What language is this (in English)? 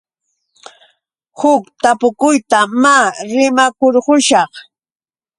Yauyos Quechua